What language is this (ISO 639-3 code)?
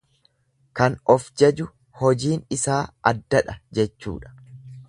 orm